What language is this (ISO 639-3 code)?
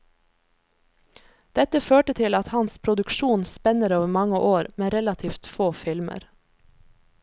nor